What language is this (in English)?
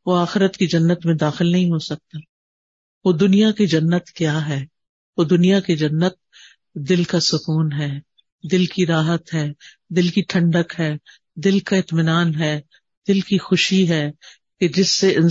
Urdu